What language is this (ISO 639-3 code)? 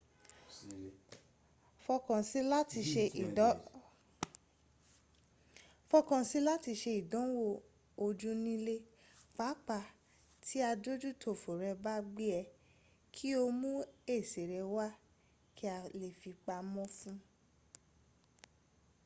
yor